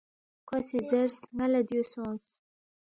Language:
Balti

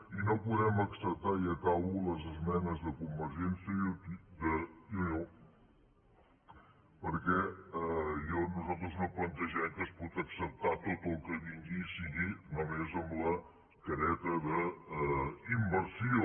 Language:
Catalan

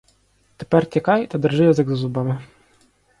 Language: Ukrainian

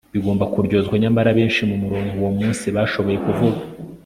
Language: Kinyarwanda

